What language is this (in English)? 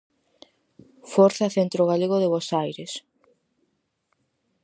Galician